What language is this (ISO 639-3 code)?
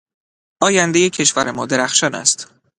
fas